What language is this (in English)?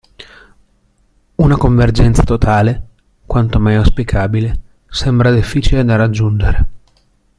Italian